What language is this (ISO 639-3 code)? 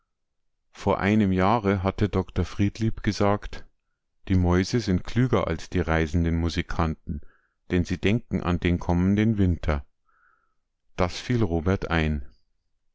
deu